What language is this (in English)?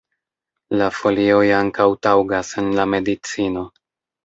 Esperanto